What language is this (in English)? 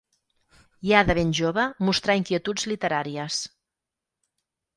Catalan